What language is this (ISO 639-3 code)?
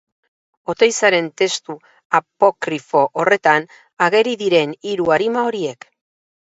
eus